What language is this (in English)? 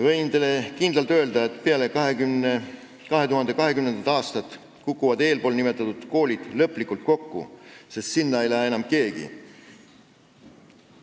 Estonian